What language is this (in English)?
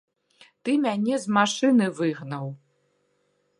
Belarusian